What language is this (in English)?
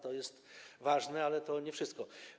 Polish